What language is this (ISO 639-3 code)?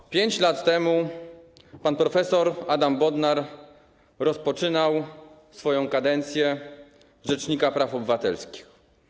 pol